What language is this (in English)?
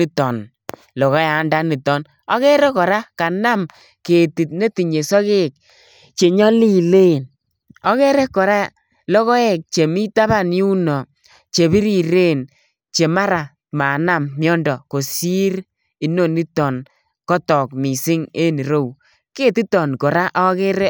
Kalenjin